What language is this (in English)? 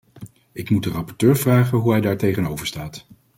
Dutch